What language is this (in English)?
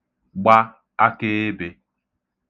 Igbo